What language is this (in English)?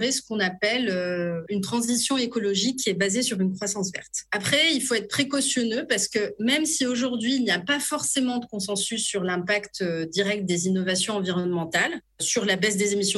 French